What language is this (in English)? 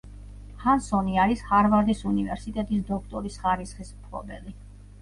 Georgian